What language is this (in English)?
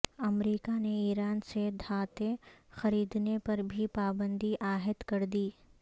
Urdu